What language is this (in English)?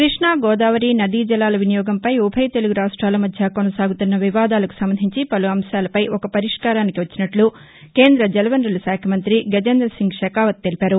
Telugu